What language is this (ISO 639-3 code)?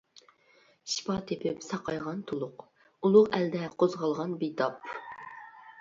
uig